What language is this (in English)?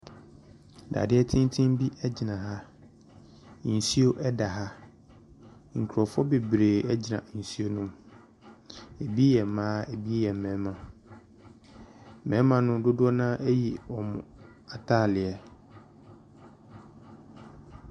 Akan